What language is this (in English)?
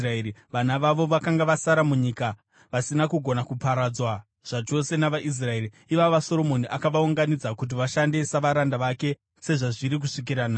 Shona